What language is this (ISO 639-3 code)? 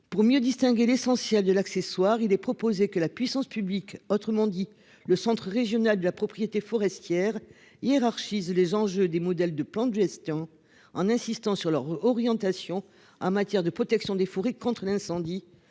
fra